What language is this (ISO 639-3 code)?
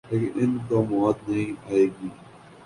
urd